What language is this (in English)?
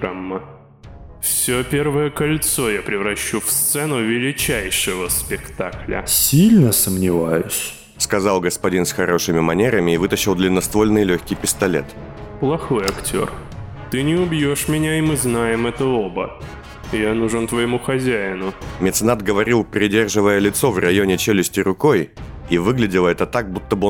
Russian